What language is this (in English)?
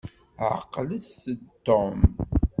Kabyle